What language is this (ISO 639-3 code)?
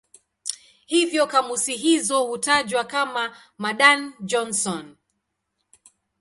swa